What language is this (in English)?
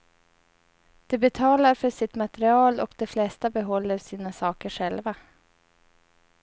Swedish